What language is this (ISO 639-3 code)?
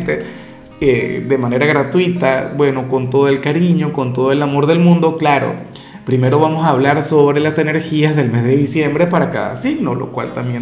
spa